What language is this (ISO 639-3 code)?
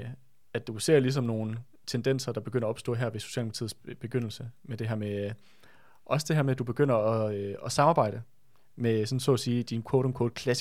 dan